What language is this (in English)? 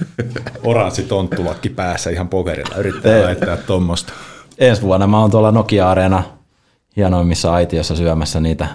Finnish